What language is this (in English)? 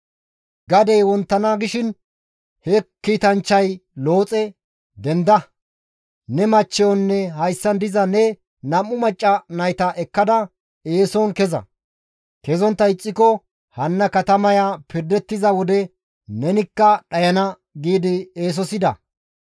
Gamo